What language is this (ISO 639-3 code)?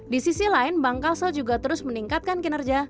ind